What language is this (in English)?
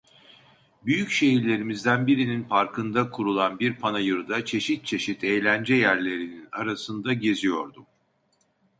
Turkish